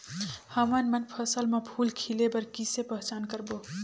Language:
Chhattisgarhi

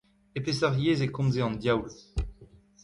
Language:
Breton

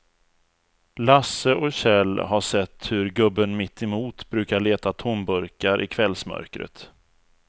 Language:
Swedish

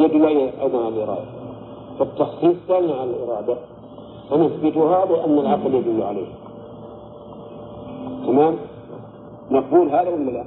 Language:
Arabic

